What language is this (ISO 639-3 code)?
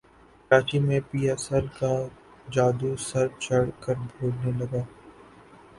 urd